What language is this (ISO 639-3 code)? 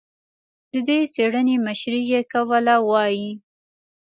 pus